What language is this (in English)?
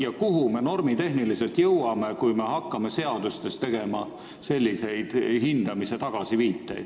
Estonian